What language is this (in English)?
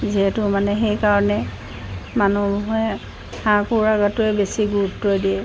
Assamese